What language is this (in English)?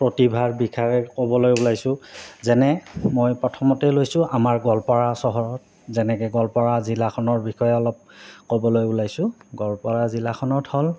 Assamese